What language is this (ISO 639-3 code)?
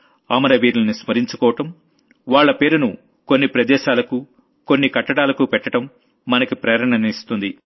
tel